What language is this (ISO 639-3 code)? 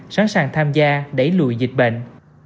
vie